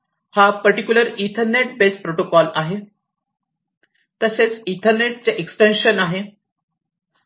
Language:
Marathi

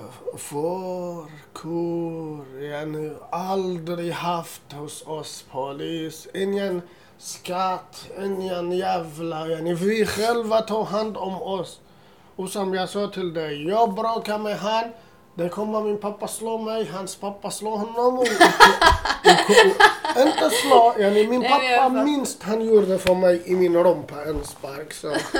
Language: Swedish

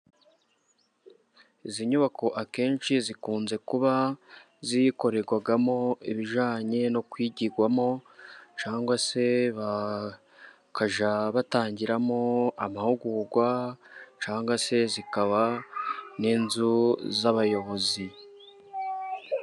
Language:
Kinyarwanda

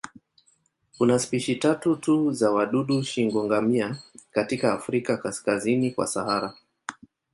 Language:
Swahili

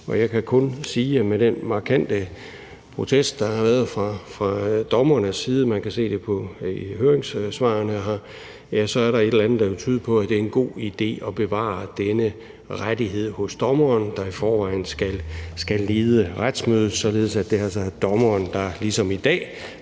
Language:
Danish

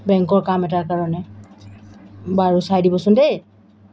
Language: Assamese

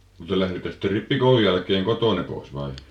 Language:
Finnish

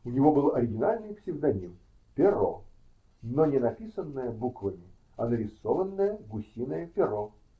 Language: Russian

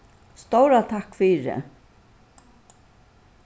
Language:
Faroese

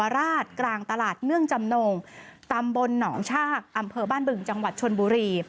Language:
Thai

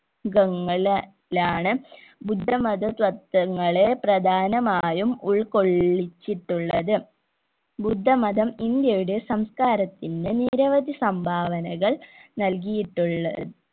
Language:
Malayalam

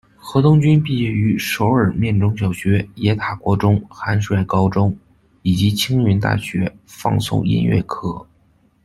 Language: Chinese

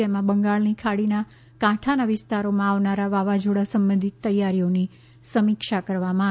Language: Gujarati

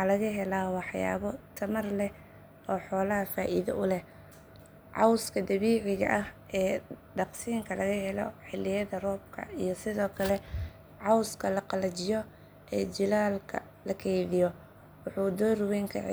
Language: Somali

